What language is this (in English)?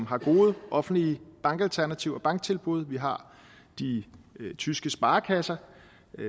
Danish